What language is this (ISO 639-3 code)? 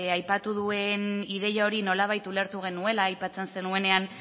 eus